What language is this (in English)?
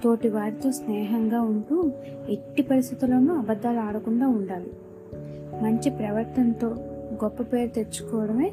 Telugu